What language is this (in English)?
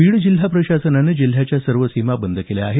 Marathi